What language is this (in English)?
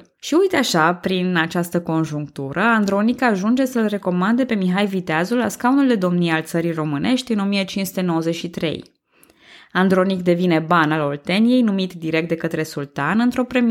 Romanian